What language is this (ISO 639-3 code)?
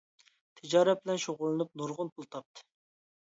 uig